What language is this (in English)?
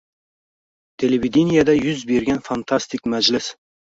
Uzbek